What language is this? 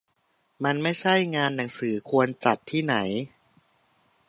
Thai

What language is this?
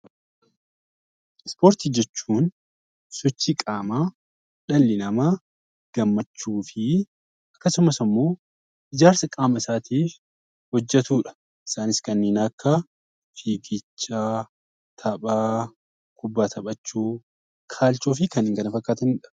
Oromo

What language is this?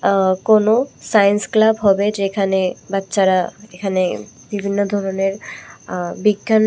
Bangla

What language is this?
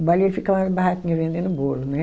Portuguese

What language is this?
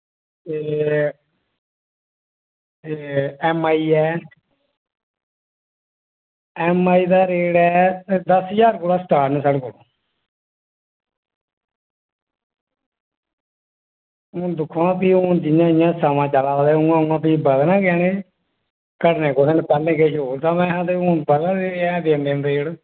Dogri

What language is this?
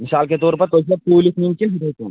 Kashmiri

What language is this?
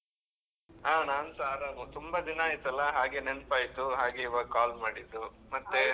Kannada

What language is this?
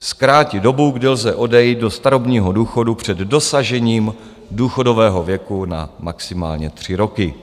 Czech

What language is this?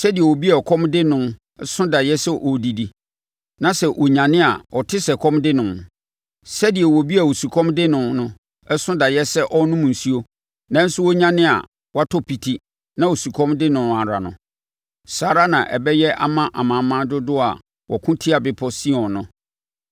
Akan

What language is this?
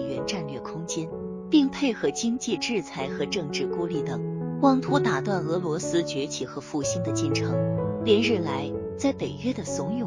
Chinese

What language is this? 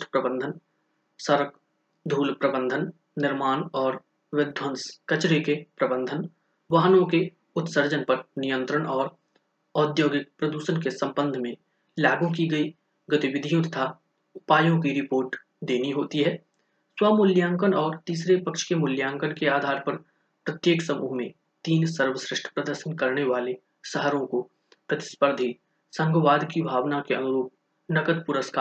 Hindi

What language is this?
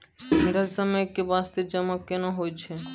Maithili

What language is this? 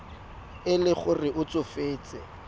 Tswana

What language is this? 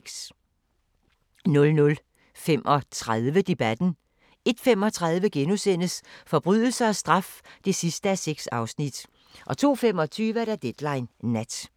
Danish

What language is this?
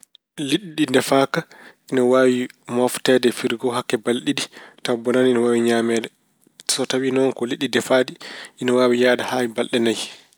Fula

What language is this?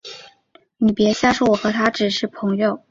Chinese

